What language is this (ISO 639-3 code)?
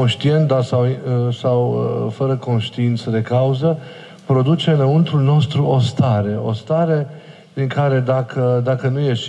ron